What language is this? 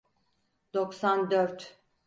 Turkish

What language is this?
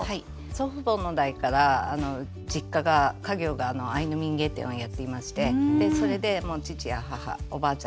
Japanese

